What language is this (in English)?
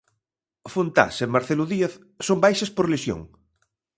Galician